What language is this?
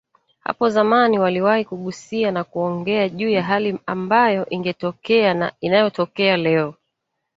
Swahili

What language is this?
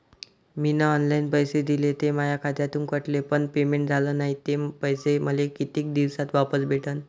Marathi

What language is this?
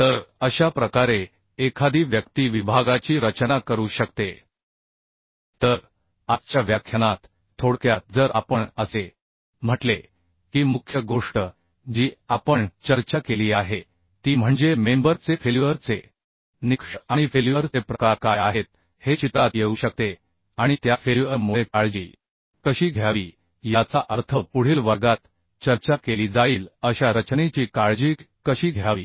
Marathi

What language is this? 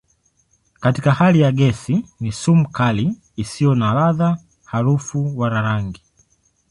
Swahili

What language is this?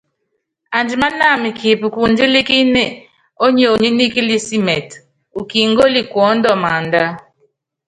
Yangben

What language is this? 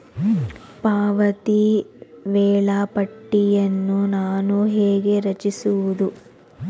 Kannada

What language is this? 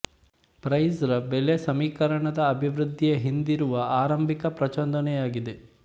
Kannada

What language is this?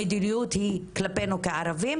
Hebrew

